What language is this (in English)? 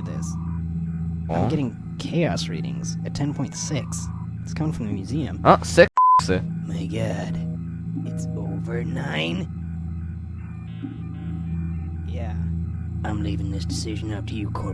Japanese